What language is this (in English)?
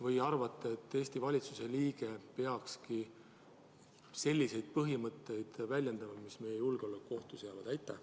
Estonian